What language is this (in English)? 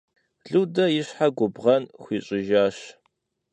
Kabardian